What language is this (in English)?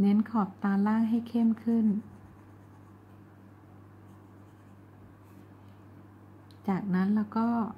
Thai